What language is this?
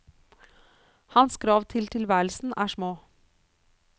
Norwegian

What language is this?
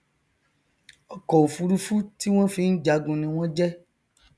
Yoruba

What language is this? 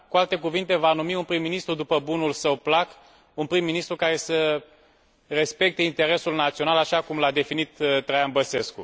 Romanian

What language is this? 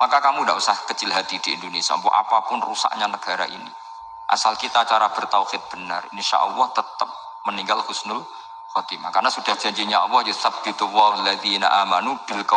Indonesian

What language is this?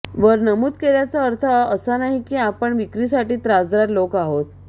Marathi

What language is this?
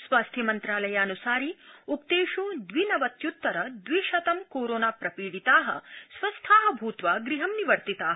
Sanskrit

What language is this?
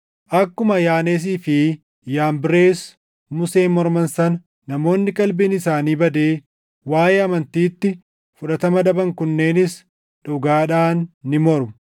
Oromo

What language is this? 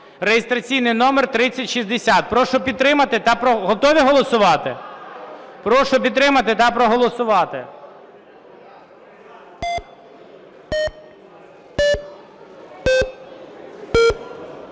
Ukrainian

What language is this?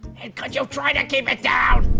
English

